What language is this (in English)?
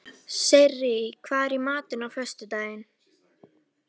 Icelandic